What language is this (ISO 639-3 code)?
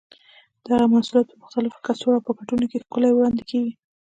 pus